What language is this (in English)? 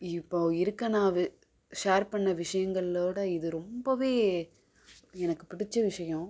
Tamil